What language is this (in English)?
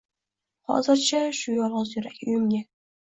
Uzbek